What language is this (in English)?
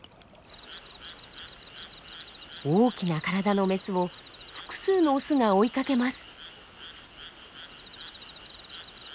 Japanese